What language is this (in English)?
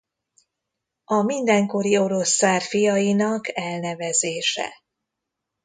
Hungarian